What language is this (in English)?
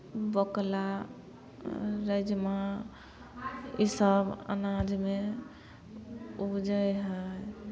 Maithili